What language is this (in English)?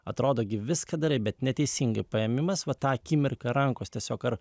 Lithuanian